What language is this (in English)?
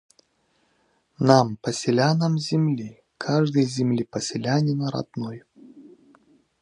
Russian